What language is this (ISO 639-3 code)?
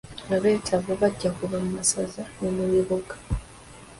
lug